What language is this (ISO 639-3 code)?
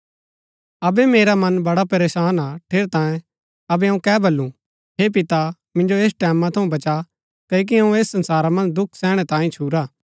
gbk